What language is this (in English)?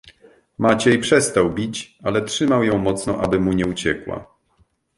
Polish